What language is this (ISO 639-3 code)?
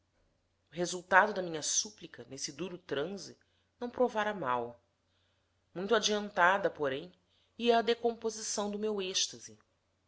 por